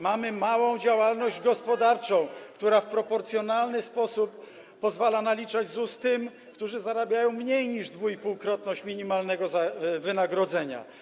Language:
Polish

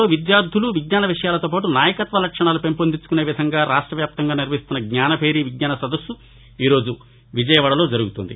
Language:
Telugu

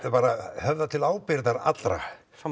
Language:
Icelandic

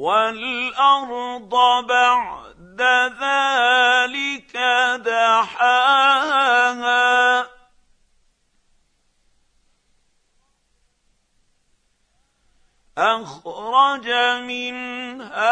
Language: Arabic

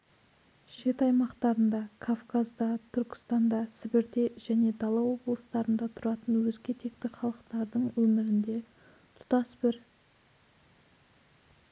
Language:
Kazakh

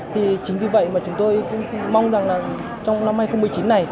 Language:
Vietnamese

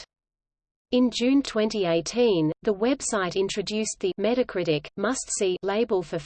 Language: English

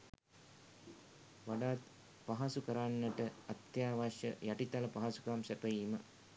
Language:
Sinhala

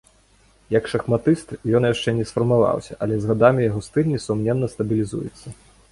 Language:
Belarusian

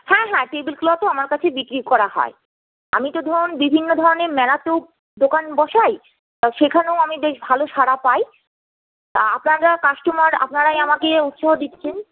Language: Bangla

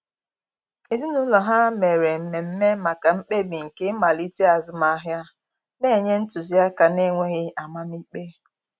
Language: Igbo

